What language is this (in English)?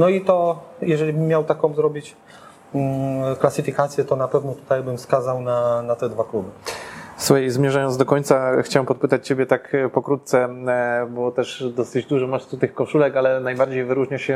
Polish